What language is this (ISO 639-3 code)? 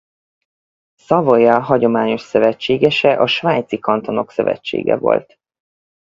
hun